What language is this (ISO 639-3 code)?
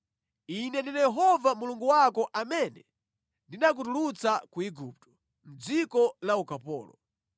nya